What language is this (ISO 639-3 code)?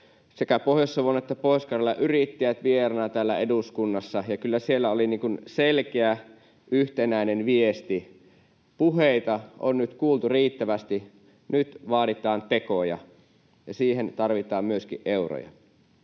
fin